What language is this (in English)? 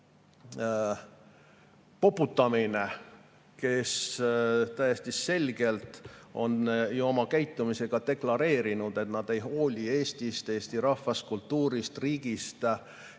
Estonian